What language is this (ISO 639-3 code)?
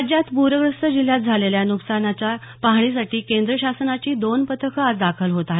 mar